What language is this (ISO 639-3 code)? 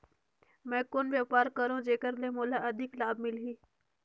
hne